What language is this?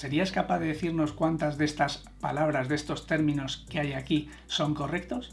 Spanish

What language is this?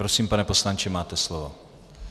Czech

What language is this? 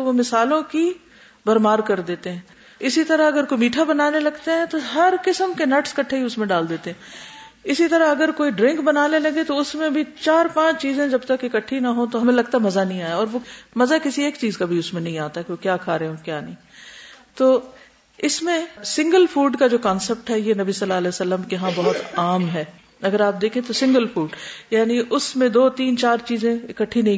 Urdu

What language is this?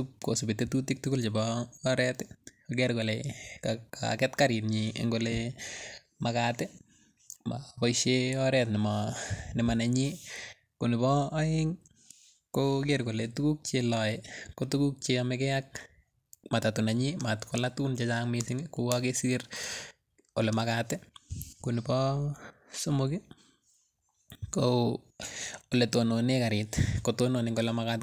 Kalenjin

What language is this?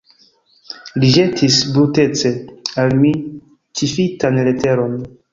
Esperanto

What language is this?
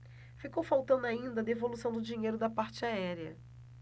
Portuguese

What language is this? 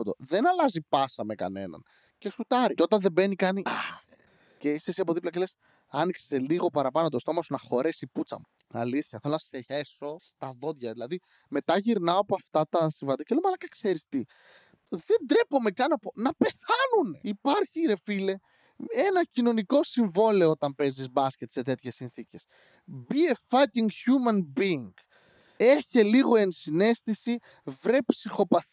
Greek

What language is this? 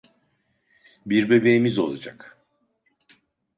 Turkish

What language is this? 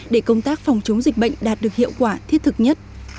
Vietnamese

